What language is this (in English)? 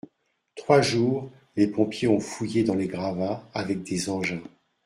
French